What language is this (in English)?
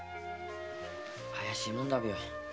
Japanese